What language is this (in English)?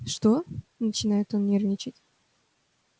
Russian